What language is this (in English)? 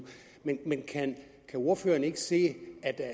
Danish